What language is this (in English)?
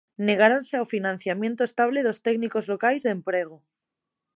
Galician